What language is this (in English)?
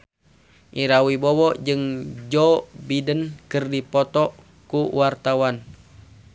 Sundanese